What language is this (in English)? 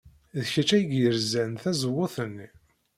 Kabyle